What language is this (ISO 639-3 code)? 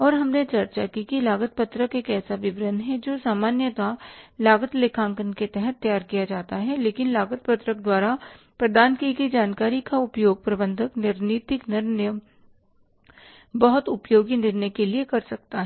hin